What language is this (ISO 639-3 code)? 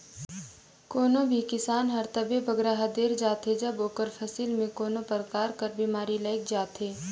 hne